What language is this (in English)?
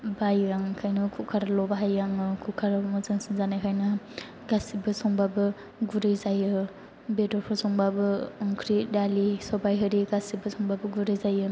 Bodo